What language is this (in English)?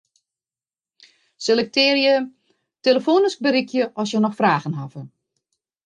Western Frisian